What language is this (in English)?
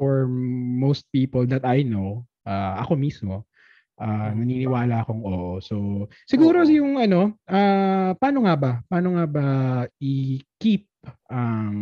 Filipino